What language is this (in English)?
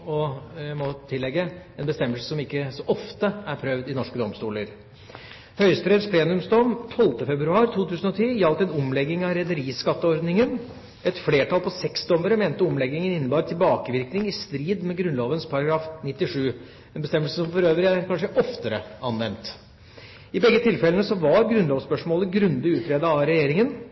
Norwegian Bokmål